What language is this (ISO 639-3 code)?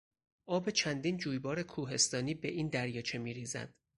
fas